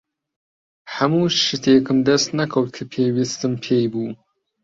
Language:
Central Kurdish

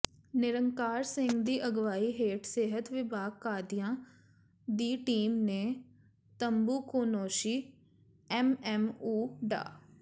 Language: Punjabi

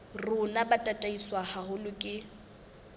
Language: Southern Sotho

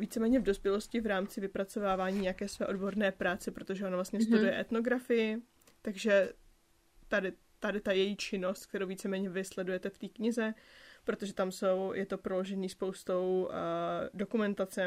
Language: Czech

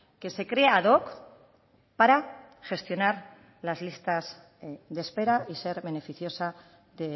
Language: Spanish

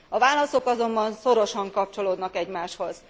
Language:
Hungarian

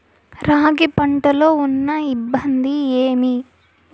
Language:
Telugu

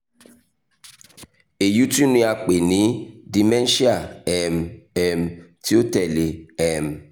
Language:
Yoruba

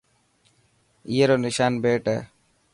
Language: Dhatki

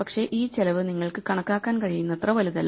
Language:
Malayalam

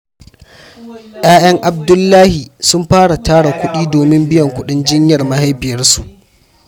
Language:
Hausa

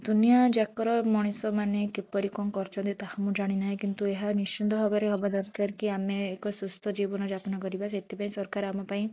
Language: Odia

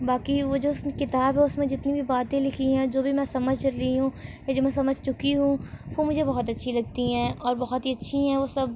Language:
Urdu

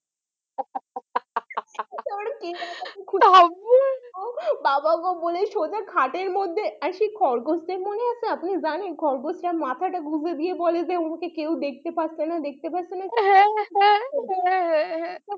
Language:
Bangla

